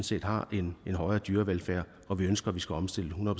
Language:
Danish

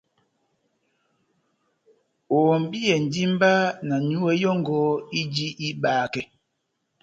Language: Batanga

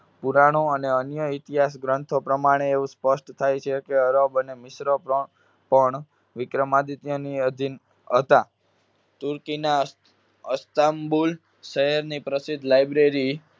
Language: Gujarati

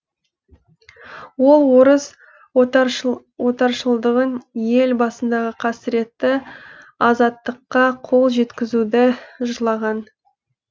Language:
Kazakh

